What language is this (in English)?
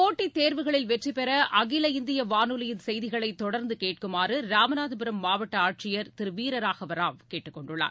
Tamil